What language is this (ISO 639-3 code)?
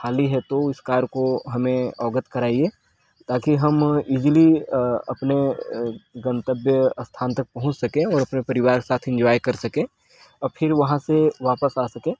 hin